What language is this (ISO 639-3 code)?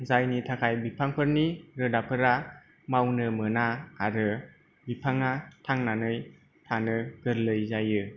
brx